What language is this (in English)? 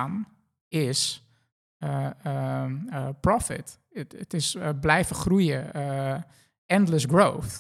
Dutch